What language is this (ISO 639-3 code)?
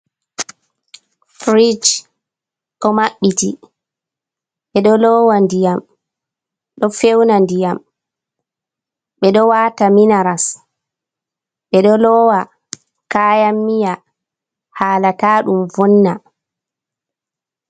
ful